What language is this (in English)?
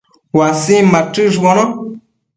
Matsés